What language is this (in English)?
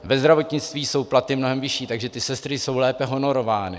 Czech